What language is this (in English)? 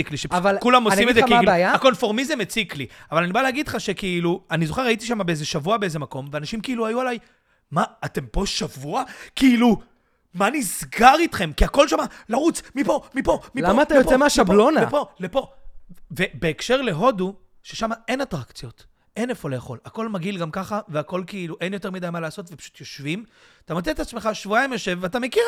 Hebrew